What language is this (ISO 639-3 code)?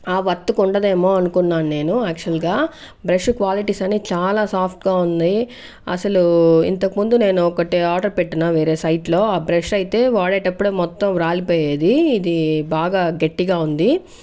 tel